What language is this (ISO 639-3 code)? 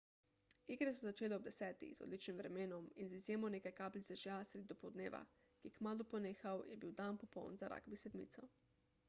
slv